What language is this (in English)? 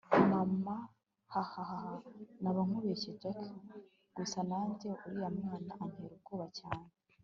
Kinyarwanda